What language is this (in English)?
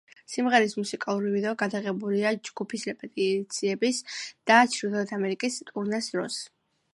Georgian